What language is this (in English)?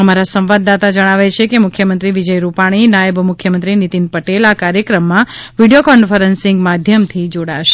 Gujarati